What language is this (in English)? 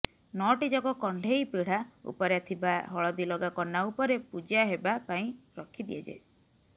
Odia